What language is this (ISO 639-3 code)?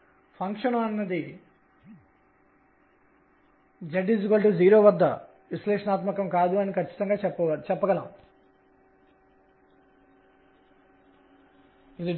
tel